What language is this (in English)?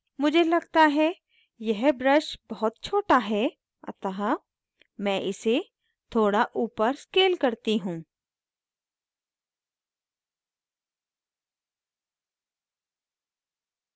Hindi